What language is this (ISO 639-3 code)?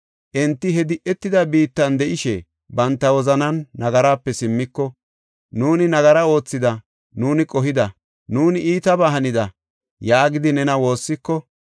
gof